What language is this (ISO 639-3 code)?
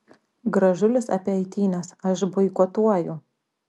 lit